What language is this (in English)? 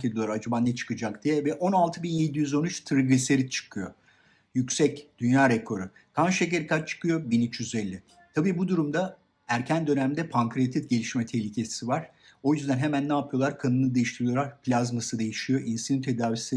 Turkish